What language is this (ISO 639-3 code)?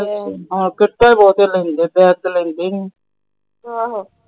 pan